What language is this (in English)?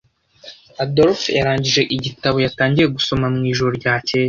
Kinyarwanda